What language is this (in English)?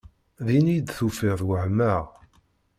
Kabyle